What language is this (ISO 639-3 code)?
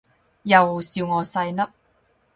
yue